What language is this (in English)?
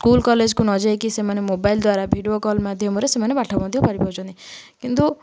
Odia